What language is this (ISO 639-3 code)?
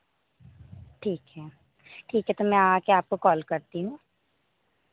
hin